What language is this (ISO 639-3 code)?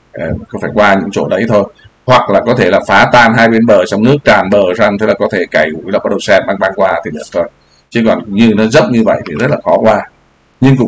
vie